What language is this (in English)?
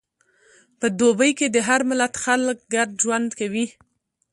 Pashto